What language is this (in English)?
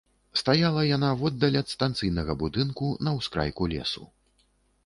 Belarusian